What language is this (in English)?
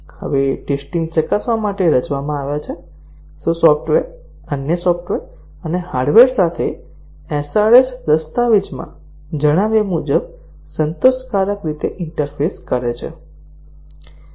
Gujarati